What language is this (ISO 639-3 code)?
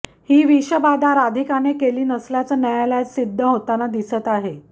mar